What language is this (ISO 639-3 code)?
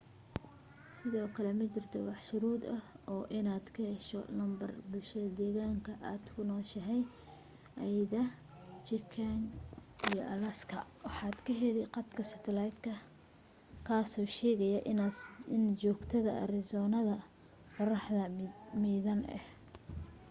som